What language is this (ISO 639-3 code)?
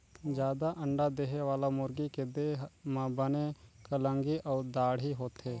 hne